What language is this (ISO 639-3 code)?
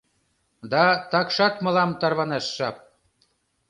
chm